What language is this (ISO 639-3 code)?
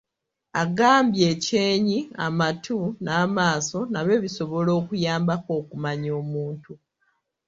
lug